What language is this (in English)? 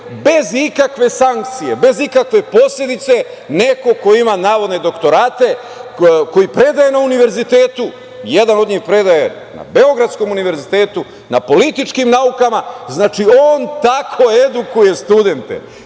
Serbian